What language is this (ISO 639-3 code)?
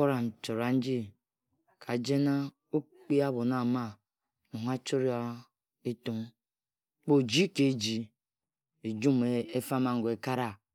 etu